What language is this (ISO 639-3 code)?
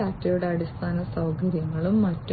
mal